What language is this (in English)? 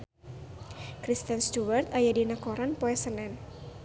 Sundanese